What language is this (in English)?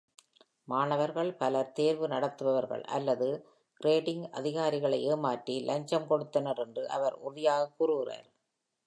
Tamil